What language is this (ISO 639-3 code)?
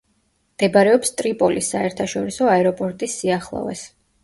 kat